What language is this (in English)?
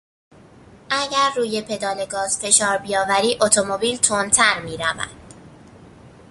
Persian